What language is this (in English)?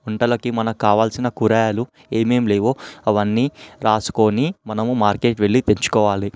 Telugu